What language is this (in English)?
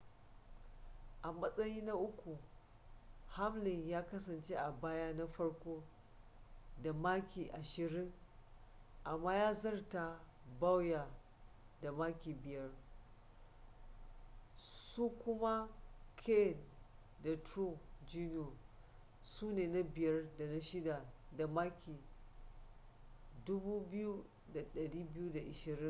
Hausa